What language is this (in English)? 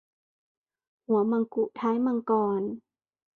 Thai